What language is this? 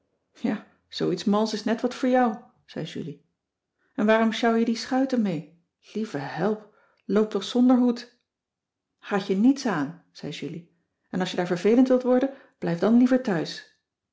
Dutch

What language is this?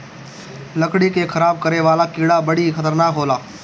Bhojpuri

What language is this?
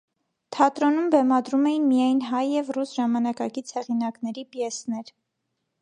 Armenian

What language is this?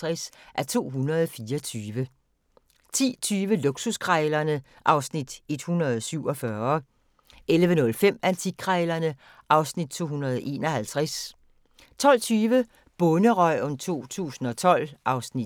Danish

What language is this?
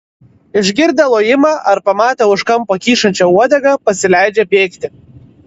Lithuanian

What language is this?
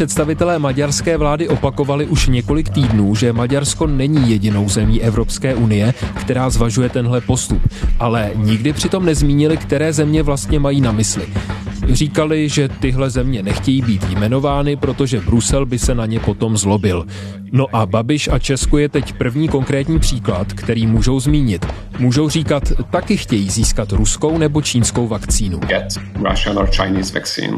Czech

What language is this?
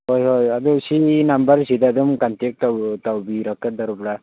Manipuri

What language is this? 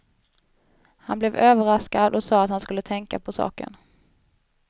Swedish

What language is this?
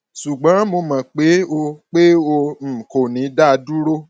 Yoruba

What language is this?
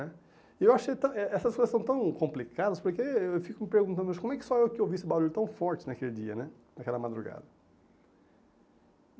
Portuguese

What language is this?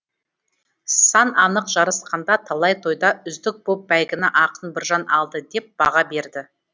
Kazakh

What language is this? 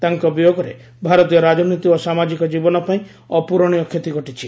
Odia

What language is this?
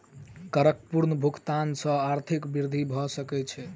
Maithili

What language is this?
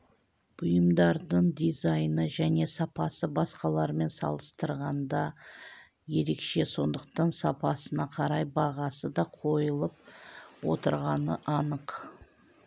Kazakh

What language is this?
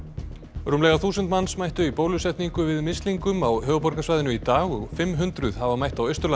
Icelandic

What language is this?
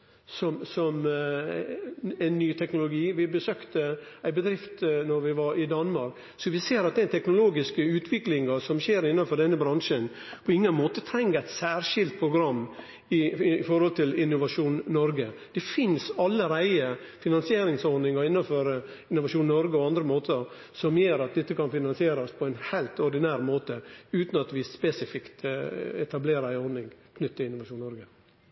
Norwegian Nynorsk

